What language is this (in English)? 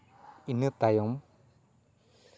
Santali